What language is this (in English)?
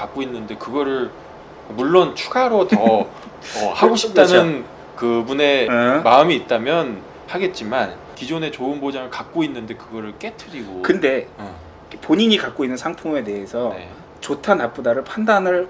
Korean